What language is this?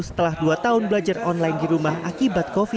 Indonesian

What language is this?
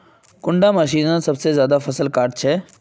Magahi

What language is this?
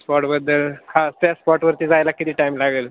Marathi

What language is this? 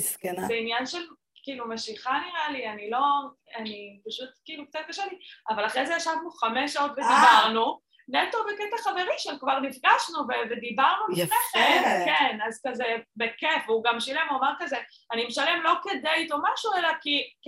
Hebrew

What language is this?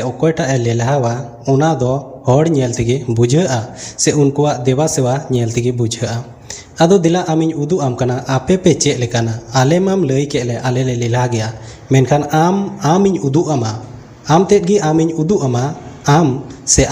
Hindi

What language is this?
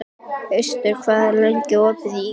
Icelandic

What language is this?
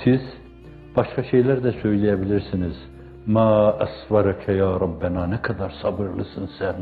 Turkish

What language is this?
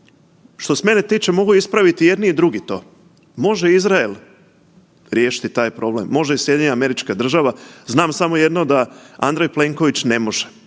Croatian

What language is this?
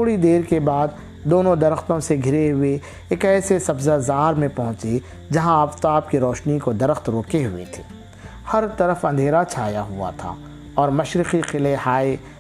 Urdu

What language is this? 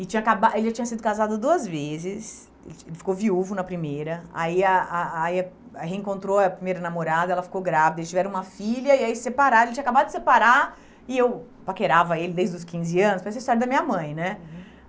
Portuguese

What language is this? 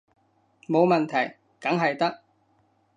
Cantonese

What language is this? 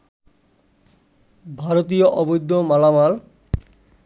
Bangla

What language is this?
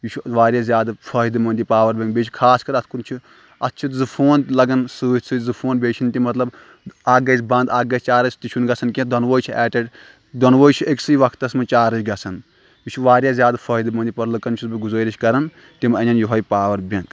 Kashmiri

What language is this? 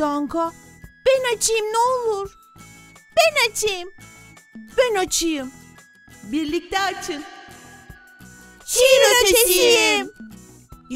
Turkish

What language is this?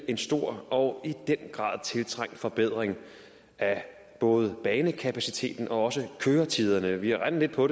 Danish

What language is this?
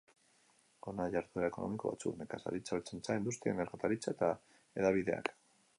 Basque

